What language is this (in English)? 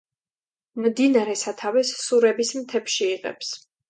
Georgian